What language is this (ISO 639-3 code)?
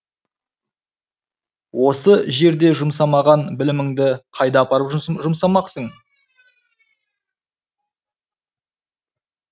kaz